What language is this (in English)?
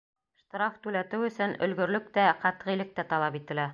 Bashkir